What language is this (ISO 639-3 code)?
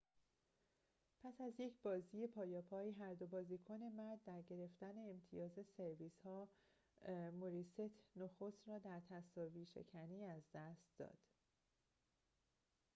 fas